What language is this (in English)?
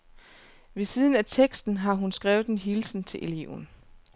Danish